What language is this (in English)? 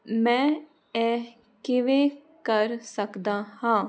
Punjabi